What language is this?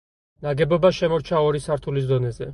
Georgian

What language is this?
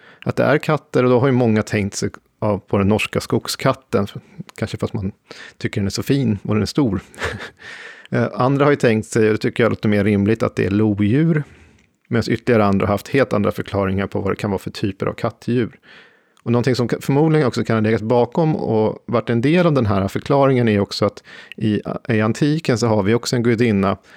Swedish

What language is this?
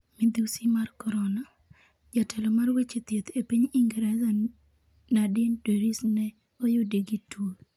Luo (Kenya and Tanzania)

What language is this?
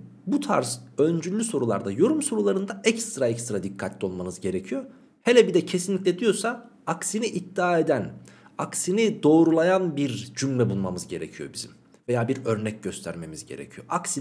Turkish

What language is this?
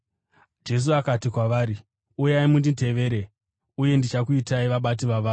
Shona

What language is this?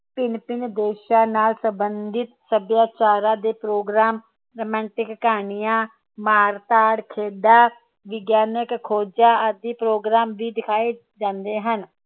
Punjabi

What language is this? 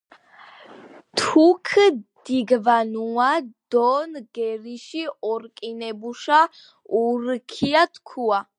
Georgian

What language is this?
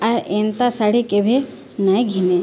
Odia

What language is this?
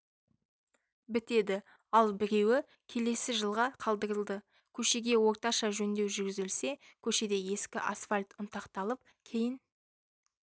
Kazakh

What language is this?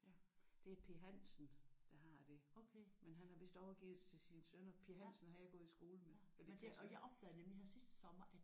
Danish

